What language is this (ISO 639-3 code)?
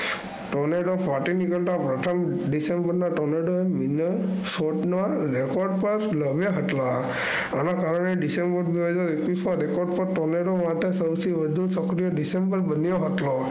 guj